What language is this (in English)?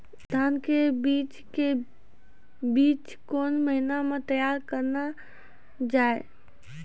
Maithili